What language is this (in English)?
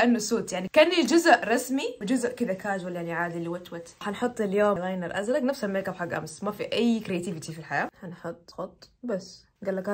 Arabic